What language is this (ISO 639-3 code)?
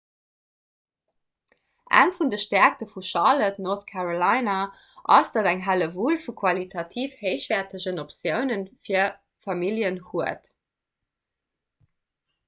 ltz